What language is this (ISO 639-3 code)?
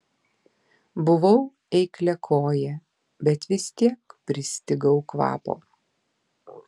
lit